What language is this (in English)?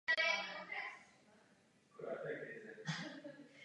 Czech